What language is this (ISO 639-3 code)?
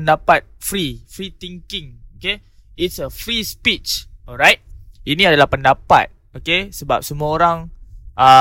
msa